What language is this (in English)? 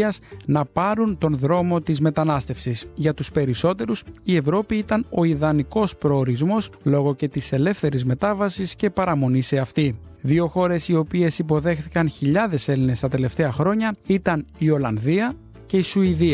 Greek